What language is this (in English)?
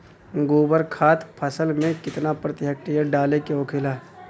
Bhojpuri